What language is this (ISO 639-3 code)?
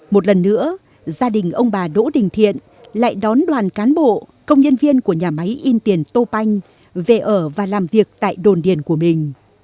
vie